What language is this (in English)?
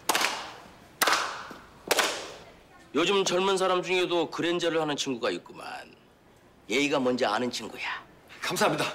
Korean